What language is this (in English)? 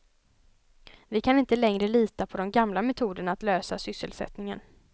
Swedish